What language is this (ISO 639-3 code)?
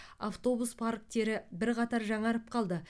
kaz